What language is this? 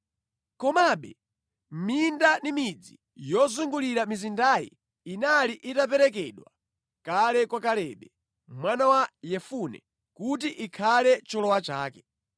Nyanja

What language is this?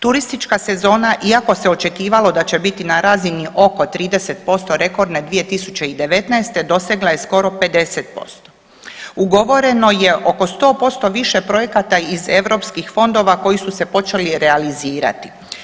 Croatian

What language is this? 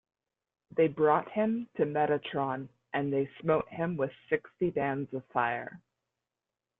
English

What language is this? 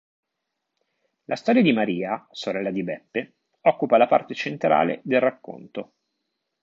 Italian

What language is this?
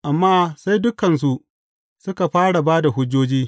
Hausa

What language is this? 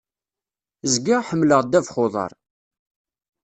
Kabyle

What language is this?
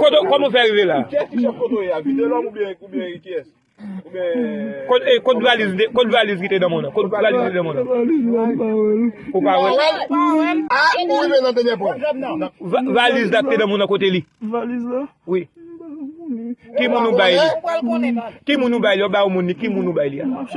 French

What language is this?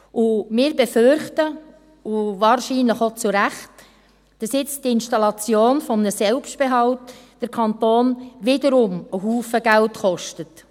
Swiss German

